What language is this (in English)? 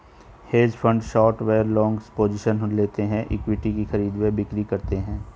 Hindi